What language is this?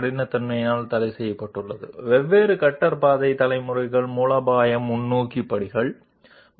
Telugu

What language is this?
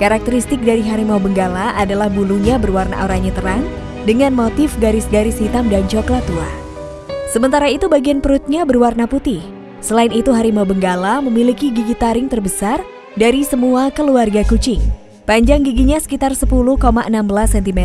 Indonesian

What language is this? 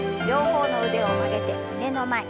Japanese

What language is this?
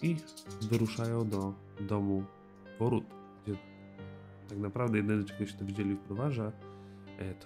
Polish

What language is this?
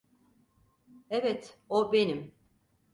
Turkish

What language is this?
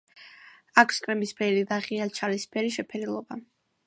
Georgian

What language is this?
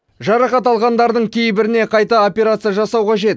Kazakh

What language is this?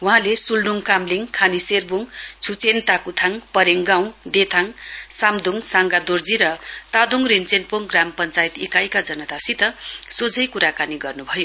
Nepali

